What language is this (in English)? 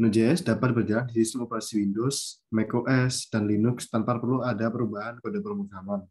Indonesian